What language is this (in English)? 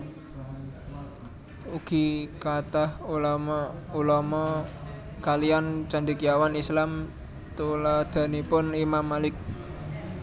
Javanese